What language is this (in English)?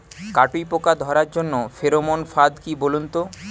Bangla